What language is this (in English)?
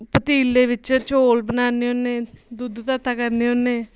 Dogri